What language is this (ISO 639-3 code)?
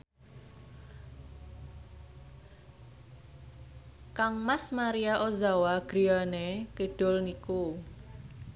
jav